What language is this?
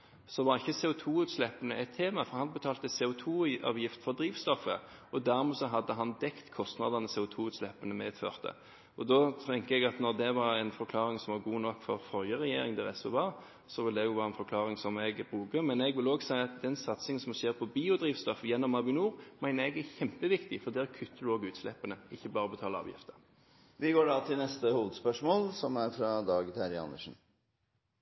Norwegian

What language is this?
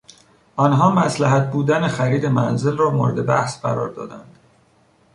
Persian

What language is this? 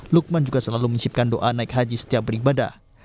Indonesian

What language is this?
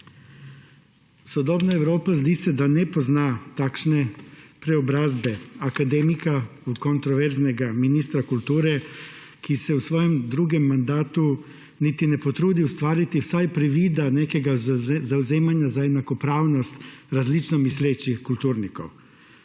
Slovenian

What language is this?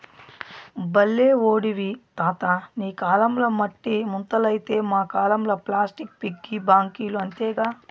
Telugu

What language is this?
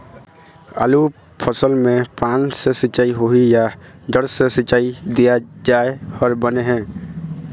Chhattisgarhi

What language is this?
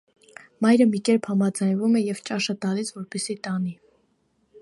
Armenian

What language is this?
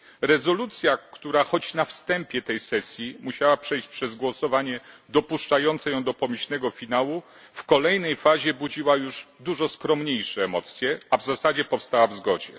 Polish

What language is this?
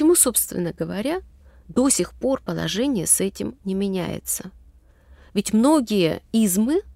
Russian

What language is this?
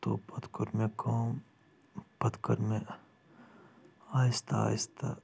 Kashmiri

